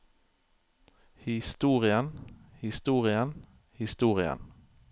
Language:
Norwegian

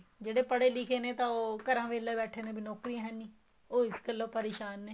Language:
Punjabi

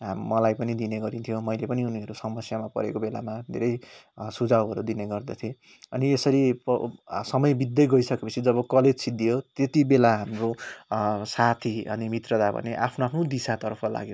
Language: Nepali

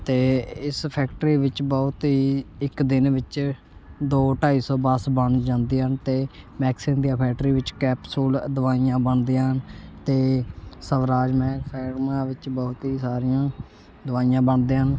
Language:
Punjabi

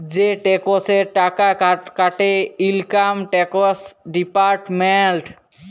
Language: Bangla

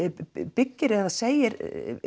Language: Icelandic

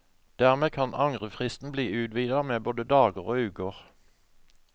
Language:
Norwegian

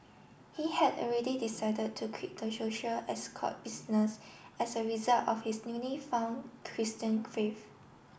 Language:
English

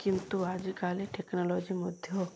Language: Odia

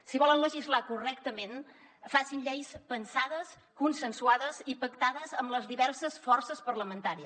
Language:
Catalan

